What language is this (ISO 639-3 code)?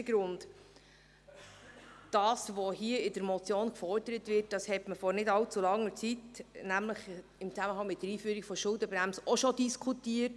gsw